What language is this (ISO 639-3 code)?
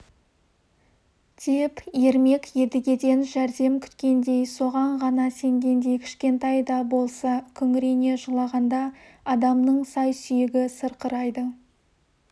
kaz